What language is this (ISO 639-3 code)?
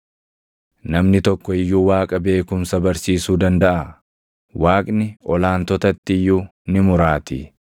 orm